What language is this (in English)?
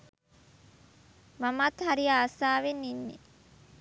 Sinhala